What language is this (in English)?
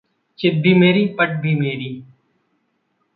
Hindi